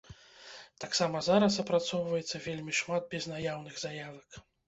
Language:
Belarusian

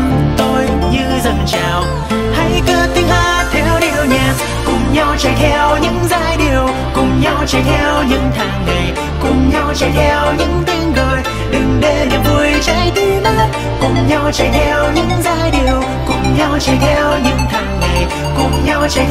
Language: Vietnamese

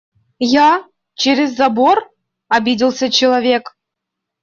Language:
Russian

